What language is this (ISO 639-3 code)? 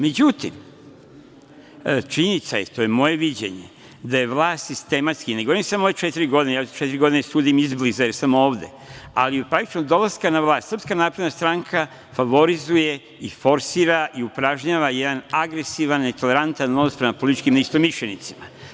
srp